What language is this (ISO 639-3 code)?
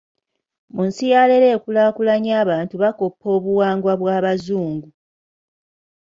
lug